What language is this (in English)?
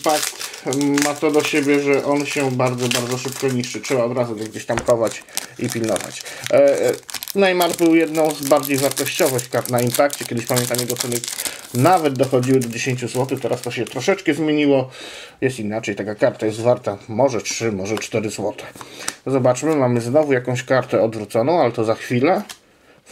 Polish